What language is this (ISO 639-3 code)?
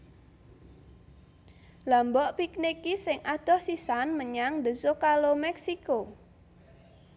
jav